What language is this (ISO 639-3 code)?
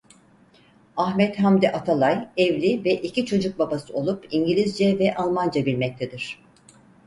tur